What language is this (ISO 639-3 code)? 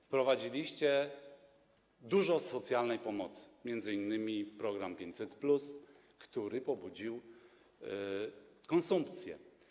pol